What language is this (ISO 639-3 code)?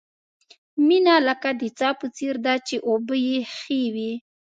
pus